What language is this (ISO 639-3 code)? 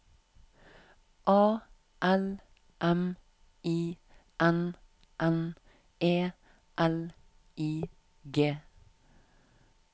nor